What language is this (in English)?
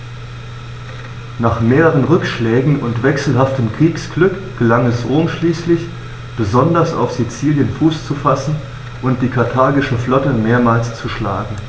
German